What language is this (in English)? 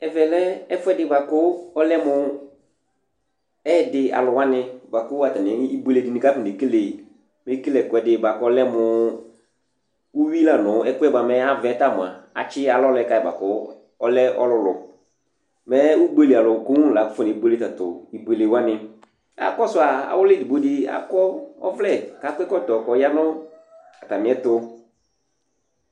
Ikposo